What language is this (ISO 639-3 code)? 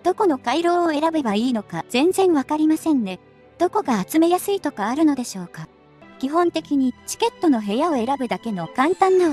jpn